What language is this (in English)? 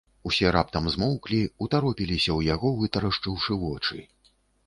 Belarusian